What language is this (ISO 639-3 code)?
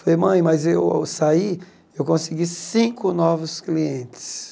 por